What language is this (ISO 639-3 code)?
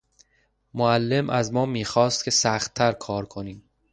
fas